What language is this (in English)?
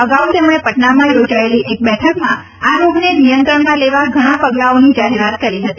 Gujarati